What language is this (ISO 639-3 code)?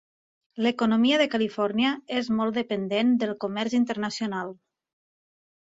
cat